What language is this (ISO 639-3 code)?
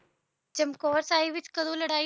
pan